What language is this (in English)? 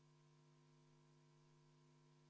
Estonian